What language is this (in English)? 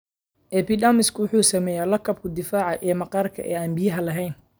Somali